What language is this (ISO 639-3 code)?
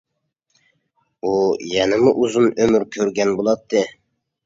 uig